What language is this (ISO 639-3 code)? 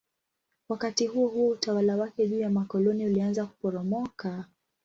swa